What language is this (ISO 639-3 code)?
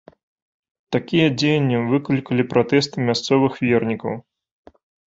bel